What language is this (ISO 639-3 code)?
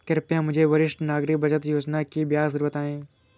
hin